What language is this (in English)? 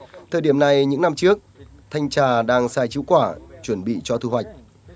Vietnamese